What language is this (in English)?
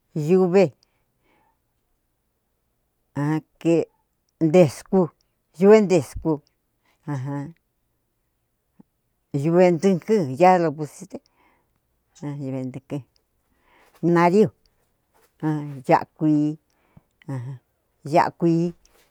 Cuyamecalco Mixtec